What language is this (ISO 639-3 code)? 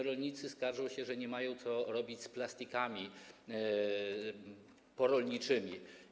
pol